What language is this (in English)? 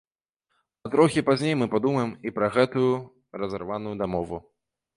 Belarusian